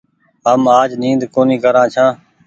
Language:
Goaria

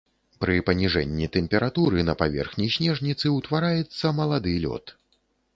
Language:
Belarusian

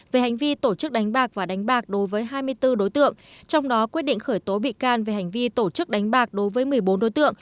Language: Vietnamese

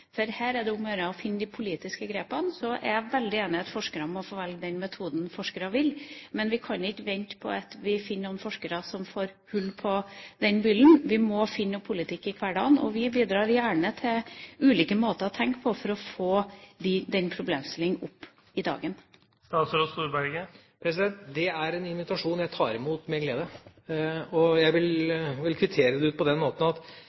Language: Norwegian Bokmål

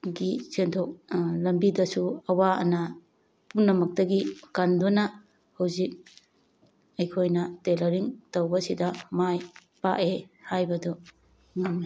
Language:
Manipuri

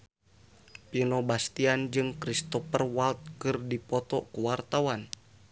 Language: Sundanese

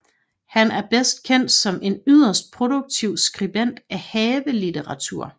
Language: Danish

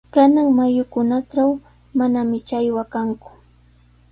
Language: Sihuas Ancash Quechua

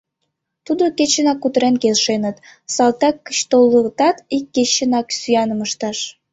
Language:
Mari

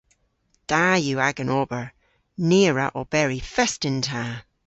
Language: Cornish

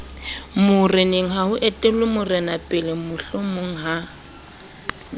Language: Southern Sotho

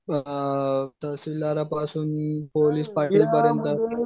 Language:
Marathi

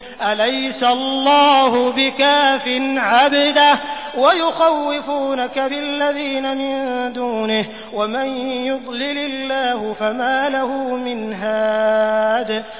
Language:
Arabic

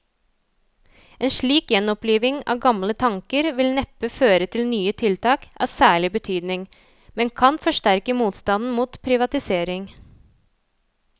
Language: Norwegian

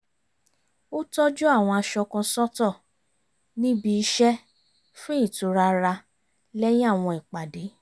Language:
Yoruba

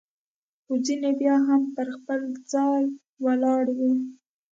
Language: Pashto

